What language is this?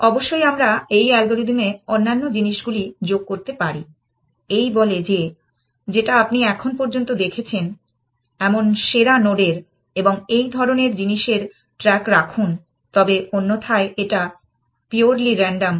Bangla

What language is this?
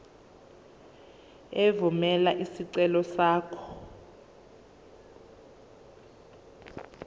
Zulu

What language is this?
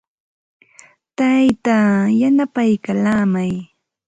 Santa Ana de Tusi Pasco Quechua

